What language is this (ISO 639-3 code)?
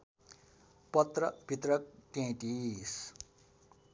nep